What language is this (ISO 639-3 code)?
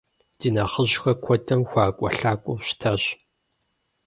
kbd